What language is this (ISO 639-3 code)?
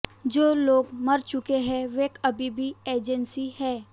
hin